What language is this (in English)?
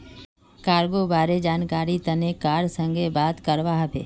Magahi